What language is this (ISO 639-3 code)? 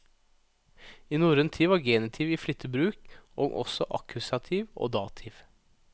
nor